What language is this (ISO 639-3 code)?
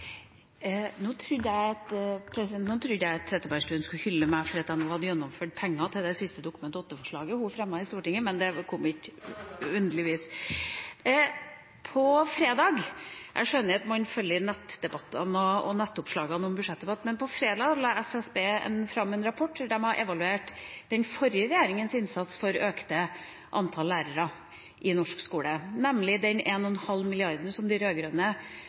nob